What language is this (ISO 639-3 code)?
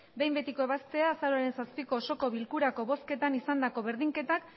eus